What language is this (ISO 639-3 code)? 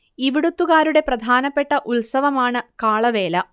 mal